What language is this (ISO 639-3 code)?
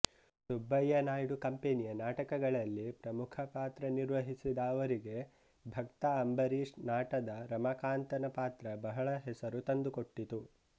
kan